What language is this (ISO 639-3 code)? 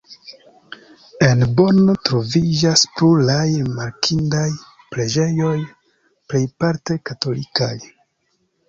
epo